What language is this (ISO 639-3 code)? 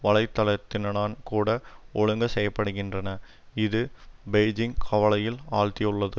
tam